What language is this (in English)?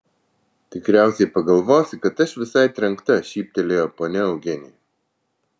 Lithuanian